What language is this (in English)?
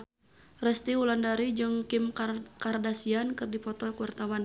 Sundanese